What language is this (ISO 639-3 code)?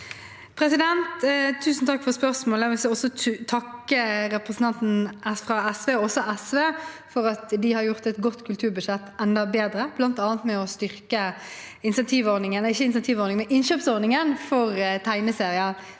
nor